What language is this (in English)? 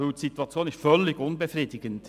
Swiss German